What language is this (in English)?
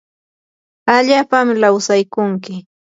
Yanahuanca Pasco Quechua